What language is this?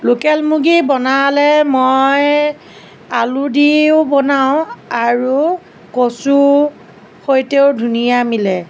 Assamese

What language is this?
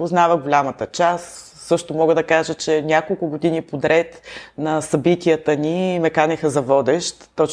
Bulgarian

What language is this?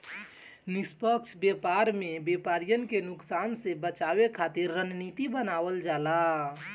Bhojpuri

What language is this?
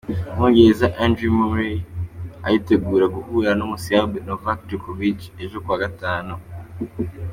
Kinyarwanda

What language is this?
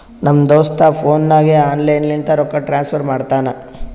Kannada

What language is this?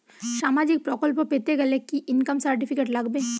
Bangla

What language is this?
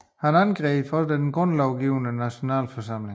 Danish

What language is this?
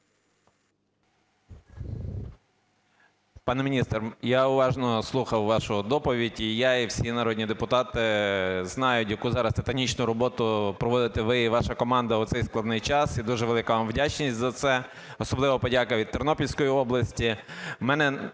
Ukrainian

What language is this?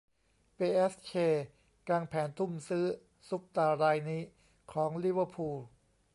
Thai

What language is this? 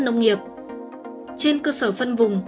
Vietnamese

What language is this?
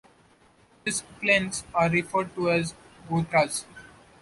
English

